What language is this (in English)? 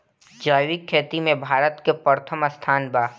Bhojpuri